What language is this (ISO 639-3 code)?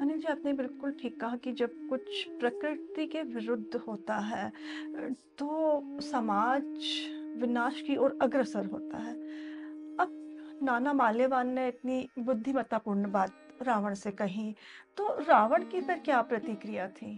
hin